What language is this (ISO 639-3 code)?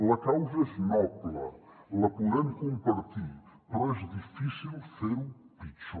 cat